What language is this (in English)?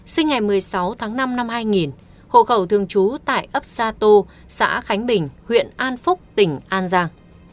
Vietnamese